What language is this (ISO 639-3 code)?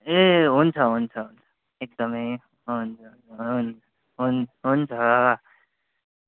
nep